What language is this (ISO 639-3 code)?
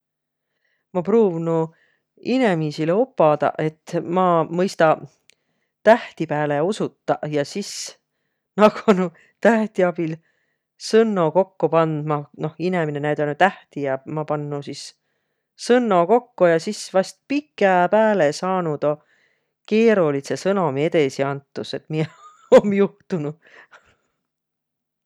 vro